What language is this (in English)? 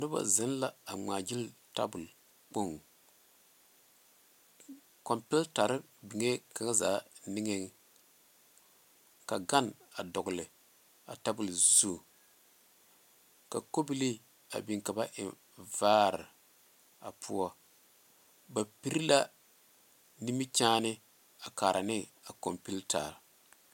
Southern Dagaare